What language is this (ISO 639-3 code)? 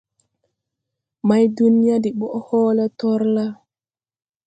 tui